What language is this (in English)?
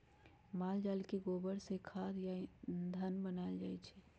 Magahi